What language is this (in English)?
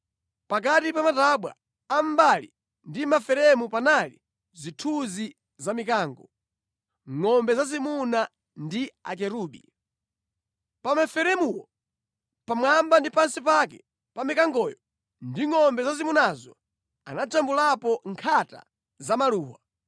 Nyanja